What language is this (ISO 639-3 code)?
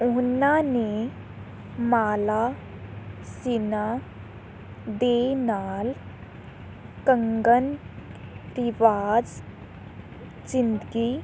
pan